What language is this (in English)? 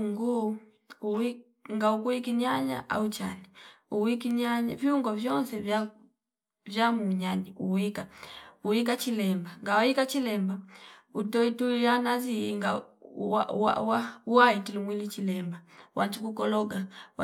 Fipa